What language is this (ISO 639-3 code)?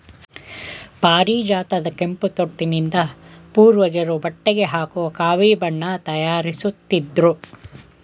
kan